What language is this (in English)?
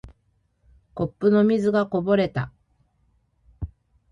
Japanese